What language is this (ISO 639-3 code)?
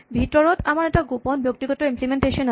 asm